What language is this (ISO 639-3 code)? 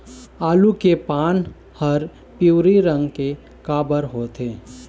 hne